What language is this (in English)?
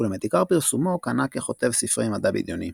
Hebrew